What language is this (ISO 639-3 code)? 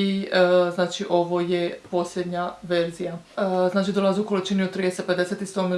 hrv